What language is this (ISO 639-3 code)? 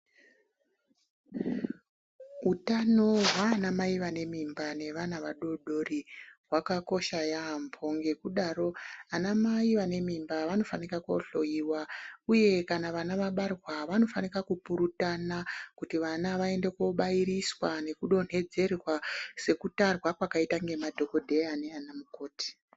ndc